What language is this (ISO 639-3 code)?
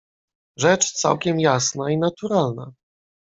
pol